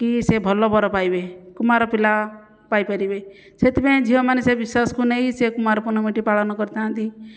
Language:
Odia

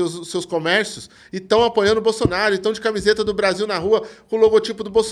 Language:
Portuguese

